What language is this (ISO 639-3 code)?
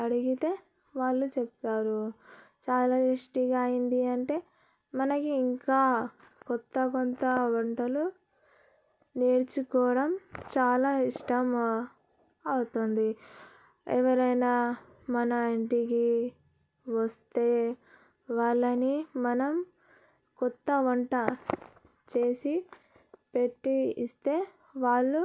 tel